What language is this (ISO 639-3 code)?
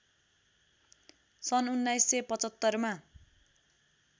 nep